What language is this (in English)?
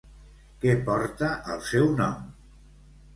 Catalan